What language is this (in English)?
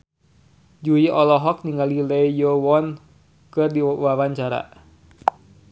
Sundanese